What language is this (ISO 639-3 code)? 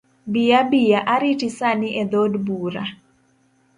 luo